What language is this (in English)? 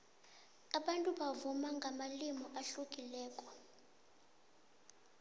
South Ndebele